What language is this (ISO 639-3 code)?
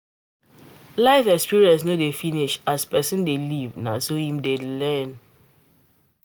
pcm